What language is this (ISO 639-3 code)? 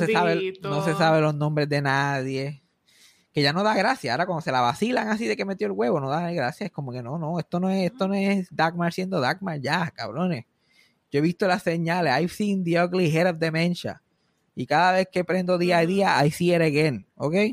spa